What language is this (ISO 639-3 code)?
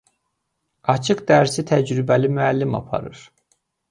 aze